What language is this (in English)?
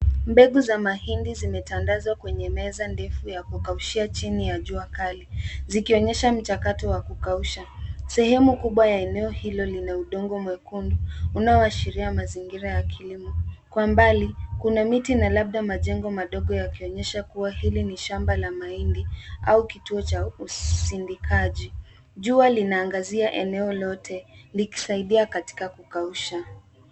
Swahili